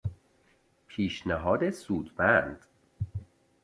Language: Persian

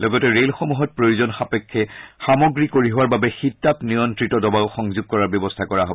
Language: Assamese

